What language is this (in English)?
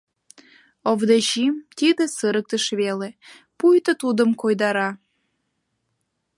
Mari